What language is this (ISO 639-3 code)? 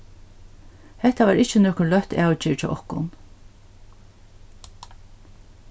fao